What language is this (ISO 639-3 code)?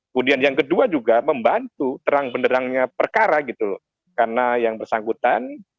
ind